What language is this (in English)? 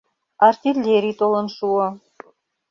Mari